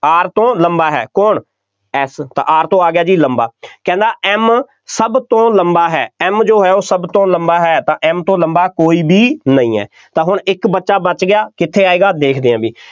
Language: Punjabi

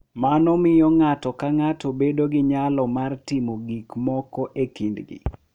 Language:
Luo (Kenya and Tanzania)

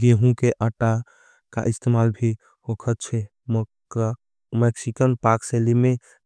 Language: Angika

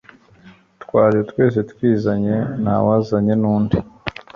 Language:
Kinyarwanda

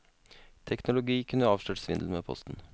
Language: Norwegian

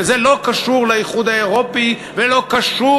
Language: Hebrew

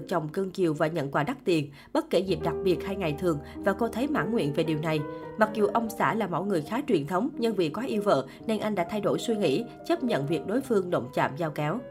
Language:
Vietnamese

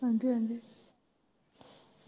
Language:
Punjabi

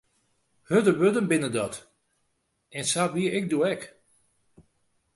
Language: Western Frisian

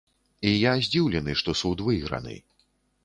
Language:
Belarusian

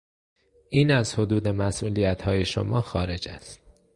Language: Persian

